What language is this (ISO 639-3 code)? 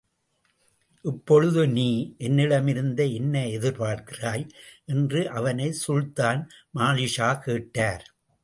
tam